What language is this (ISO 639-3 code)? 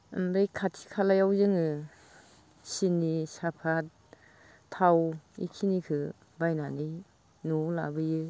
brx